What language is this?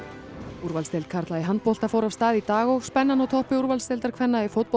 Icelandic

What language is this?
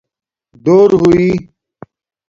Domaaki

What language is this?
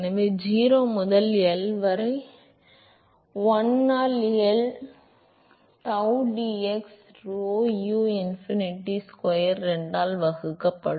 Tamil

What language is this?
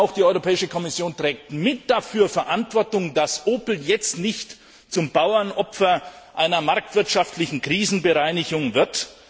German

